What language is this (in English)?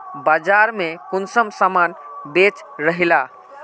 Magahi